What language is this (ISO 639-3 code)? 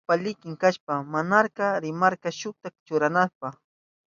qup